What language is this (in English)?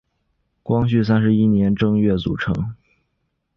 Chinese